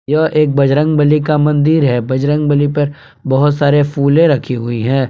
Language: Hindi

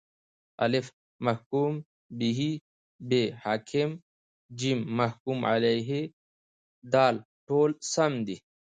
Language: Pashto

